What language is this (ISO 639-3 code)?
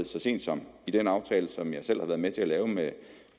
dan